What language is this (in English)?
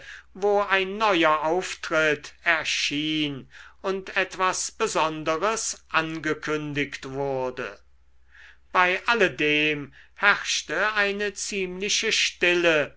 German